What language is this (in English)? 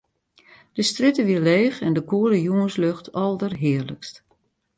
Western Frisian